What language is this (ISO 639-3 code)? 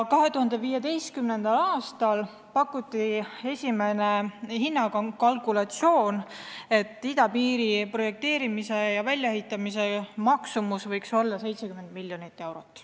est